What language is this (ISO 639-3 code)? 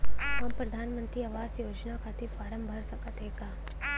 bho